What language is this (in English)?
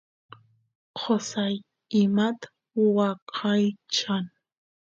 Santiago del Estero Quichua